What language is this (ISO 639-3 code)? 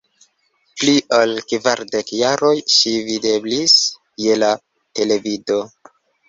epo